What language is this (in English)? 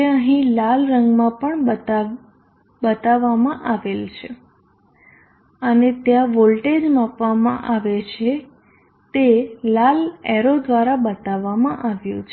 Gujarati